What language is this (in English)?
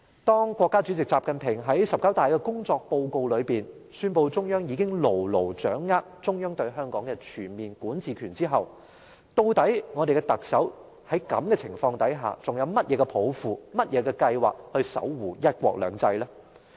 Cantonese